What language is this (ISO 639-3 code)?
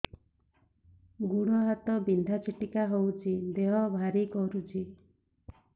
ori